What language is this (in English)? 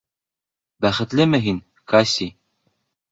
Bashkir